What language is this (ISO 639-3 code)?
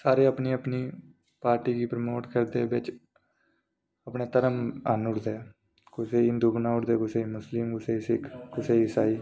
doi